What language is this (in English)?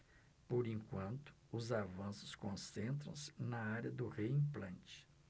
Portuguese